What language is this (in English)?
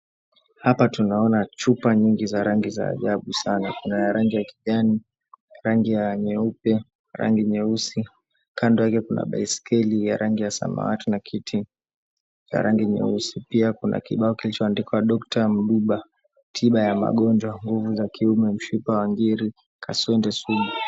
Swahili